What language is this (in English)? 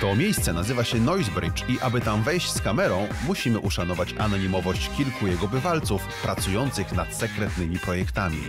Polish